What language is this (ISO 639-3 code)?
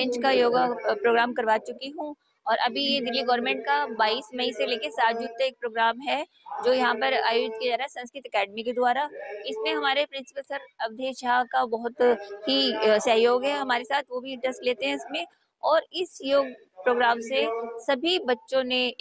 hin